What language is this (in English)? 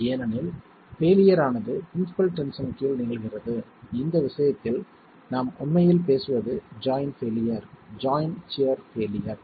Tamil